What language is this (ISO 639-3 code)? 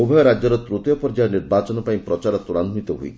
ori